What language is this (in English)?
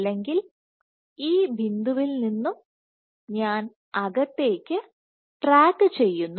Malayalam